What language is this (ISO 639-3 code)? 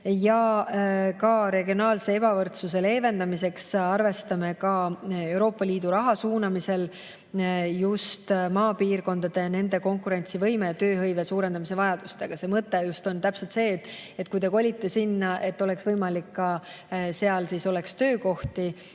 est